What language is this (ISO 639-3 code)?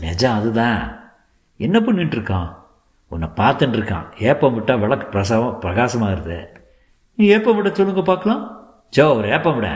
tam